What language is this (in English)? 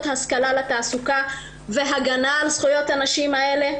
Hebrew